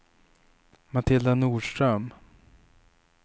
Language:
Swedish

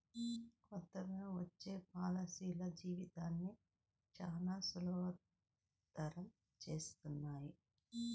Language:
Telugu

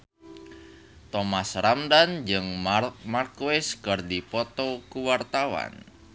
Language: Sundanese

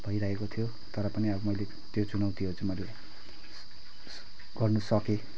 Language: Nepali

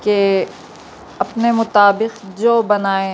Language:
Urdu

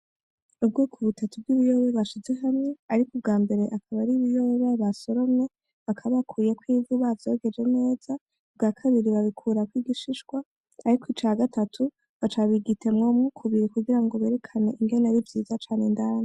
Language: Rundi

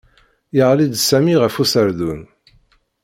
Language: Kabyle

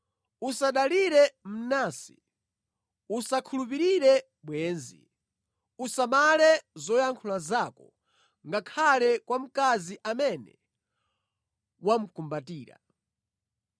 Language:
Nyanja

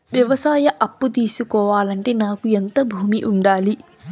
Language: Telugu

